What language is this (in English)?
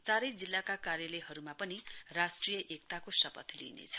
Nepali